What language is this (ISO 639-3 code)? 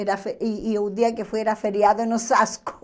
por